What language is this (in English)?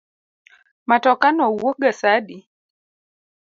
Luo (Kenya and Tanzania)